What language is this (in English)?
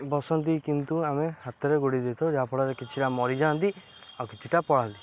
Odia